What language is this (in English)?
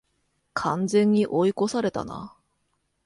Japanese